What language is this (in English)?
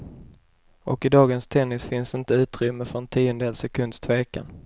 Swedish